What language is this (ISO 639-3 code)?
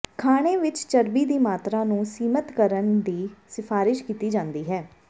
pan